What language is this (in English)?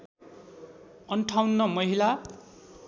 Nepali